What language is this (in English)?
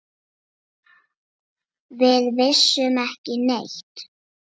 Icelandic